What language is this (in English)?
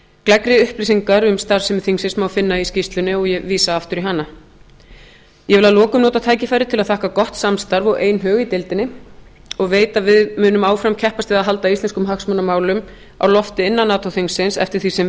Icelandic